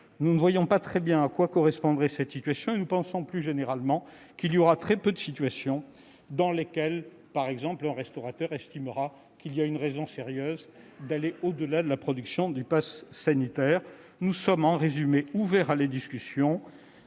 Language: French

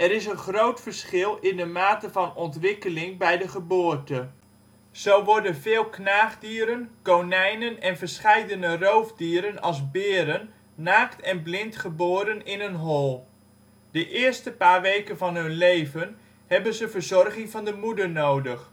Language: Dutch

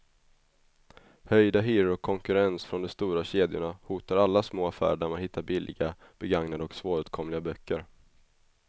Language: Swedish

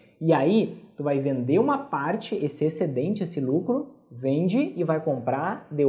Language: Portuguese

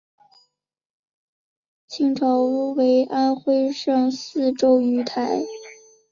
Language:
Chinese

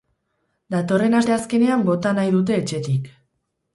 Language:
Basque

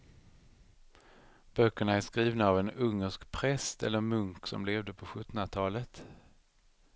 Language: Swedish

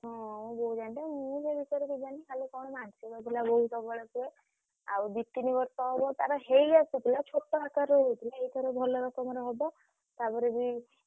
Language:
Odia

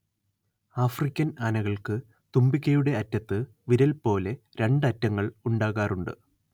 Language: Malayalam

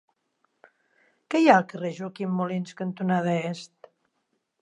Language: Catalan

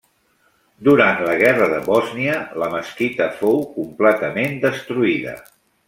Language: Catalan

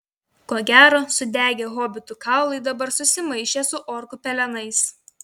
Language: Lithuanian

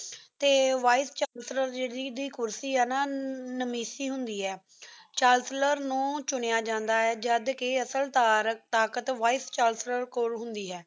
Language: Punjabi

